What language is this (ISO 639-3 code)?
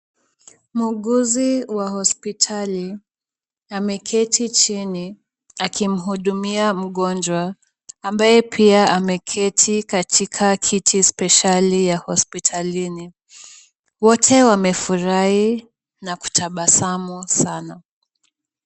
swa